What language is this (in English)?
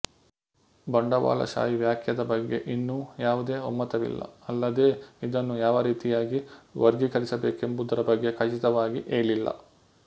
Kannada